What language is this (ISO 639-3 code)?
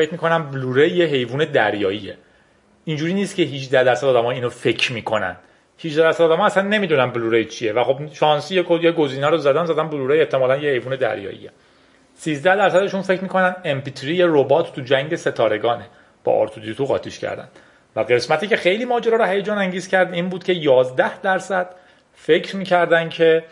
fas